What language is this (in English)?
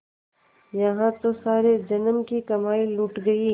Hindi